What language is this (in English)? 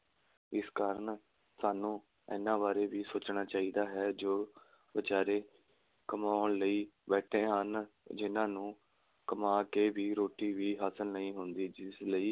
Punjabi